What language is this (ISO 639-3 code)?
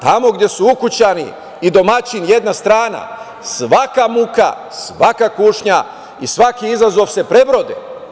srp